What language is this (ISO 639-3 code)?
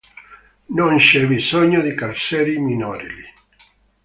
ita